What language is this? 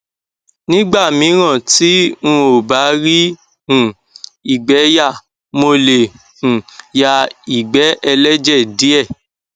Yoruba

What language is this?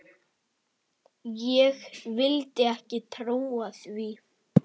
Icelandic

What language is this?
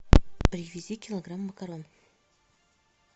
Russian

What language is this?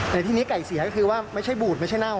Thai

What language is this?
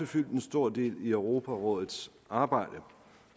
Danish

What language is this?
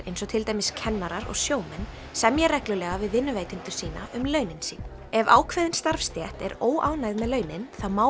Icelandic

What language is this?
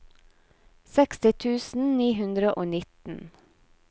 Norwegian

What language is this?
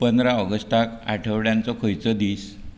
Konkani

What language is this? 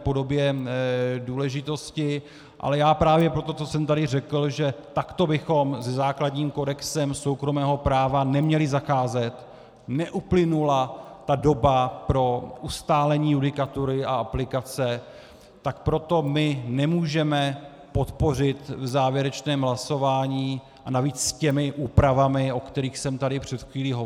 Czech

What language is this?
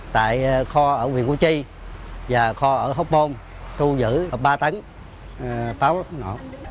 Vietnamese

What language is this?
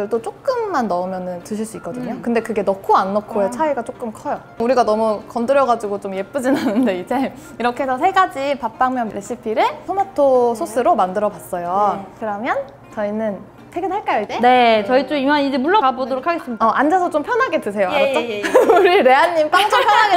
Korean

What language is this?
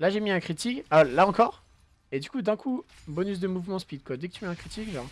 French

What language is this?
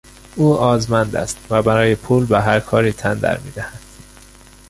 Persian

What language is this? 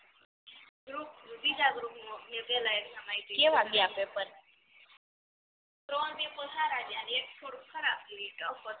Gujarati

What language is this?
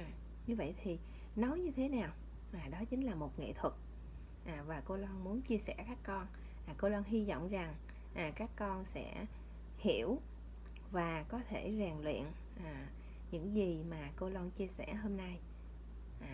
Vietnamese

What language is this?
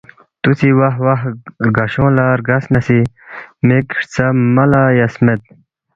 Balti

